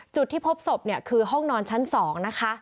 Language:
Thai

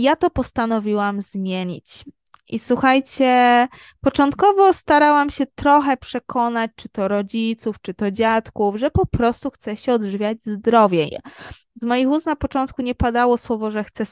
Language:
Polish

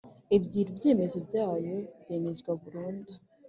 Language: Kinyarwanda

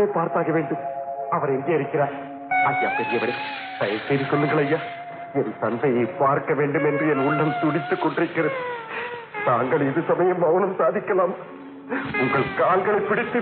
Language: Arabic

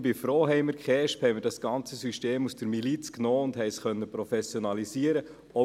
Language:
Swiss German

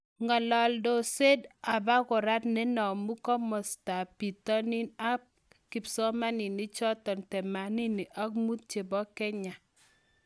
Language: Kalenjin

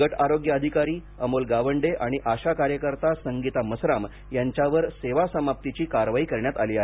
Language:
Marathi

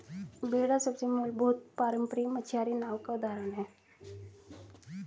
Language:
Hindi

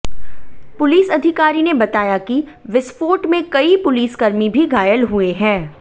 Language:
Hindi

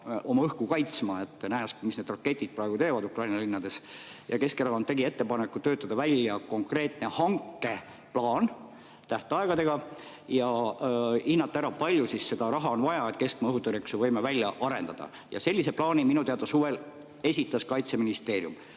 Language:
Estonian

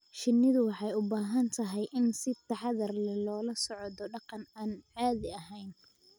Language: Somali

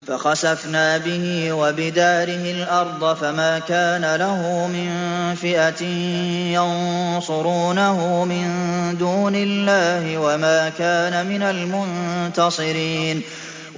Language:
Arabic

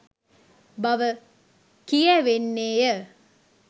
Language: Sinhala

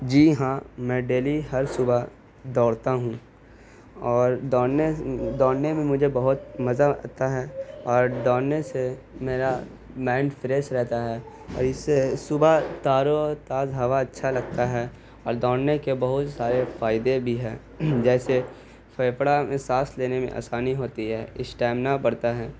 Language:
Urdu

